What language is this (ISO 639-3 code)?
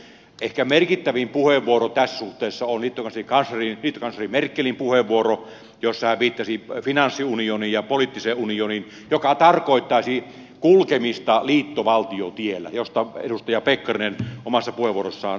fin